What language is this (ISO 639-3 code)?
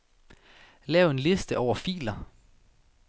dan